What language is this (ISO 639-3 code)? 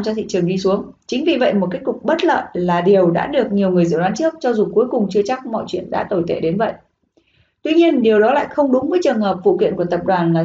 vie